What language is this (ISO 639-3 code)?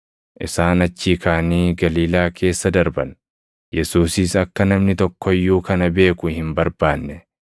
orm